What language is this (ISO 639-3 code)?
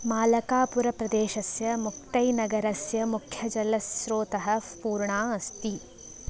san